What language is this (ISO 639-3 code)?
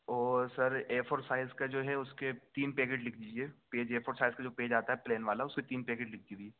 urd